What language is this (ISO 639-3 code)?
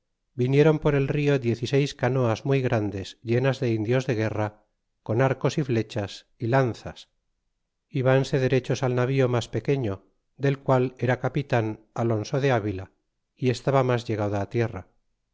spa